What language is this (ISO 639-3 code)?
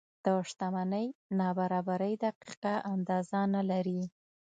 pus